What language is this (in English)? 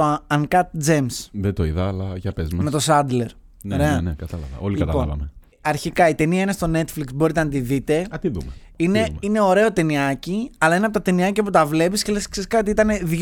Greek